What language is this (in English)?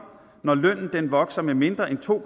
Danish